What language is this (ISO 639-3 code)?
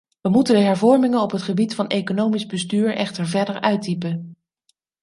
nld